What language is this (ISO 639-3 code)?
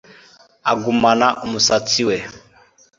kin